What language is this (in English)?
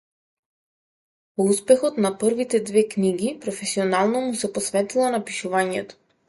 Macedonian